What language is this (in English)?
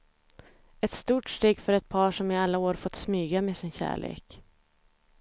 Swedish